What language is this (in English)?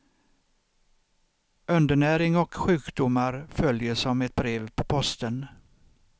Swedish